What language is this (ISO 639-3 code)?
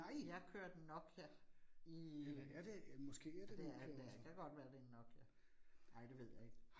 dan